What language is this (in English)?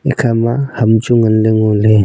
Wancho Naga